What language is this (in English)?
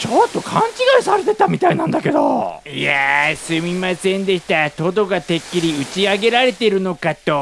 Japanese